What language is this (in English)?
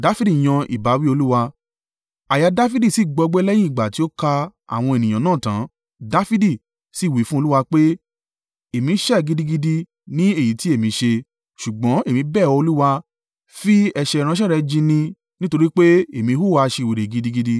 Yoruba